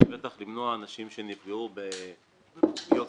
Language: Hebrew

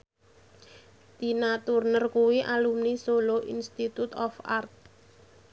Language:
Javanese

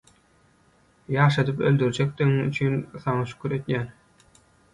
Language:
Turkmen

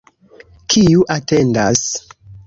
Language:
Esperanto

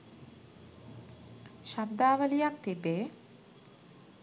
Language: Sinhala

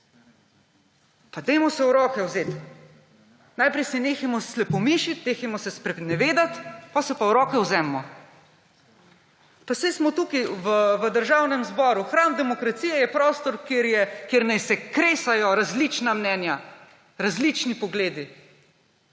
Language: Slovenian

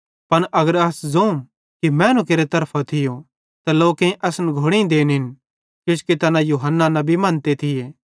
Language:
Bhadrawahi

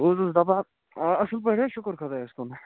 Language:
Kashmiri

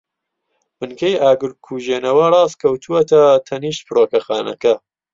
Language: Central Kurdish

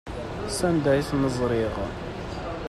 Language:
Kabyle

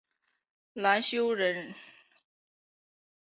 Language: Chinese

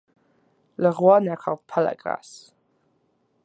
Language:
French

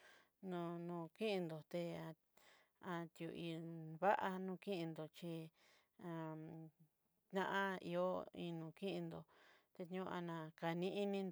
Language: Southeastern Nochixtlán Mixtec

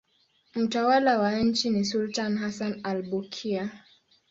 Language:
Swahili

